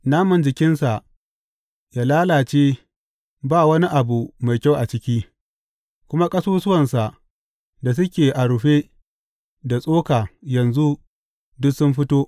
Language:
Hausa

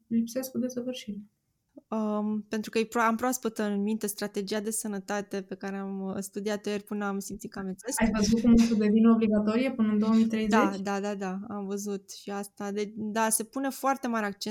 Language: Romanian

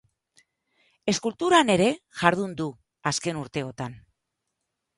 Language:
Basque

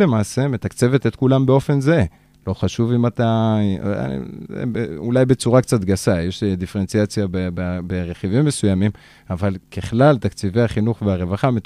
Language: Hebrew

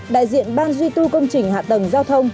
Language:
Vietnamese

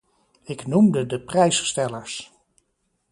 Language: Dutch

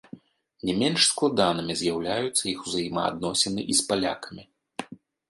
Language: Belarusian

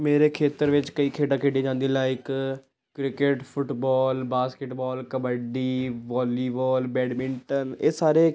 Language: Punjabi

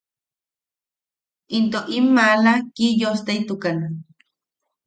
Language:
Yaqui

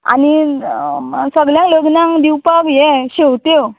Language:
Konkani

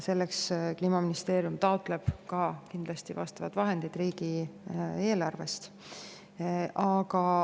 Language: Estonian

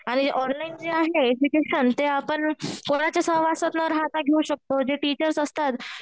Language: Marathi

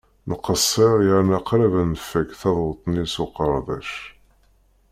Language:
Kabyle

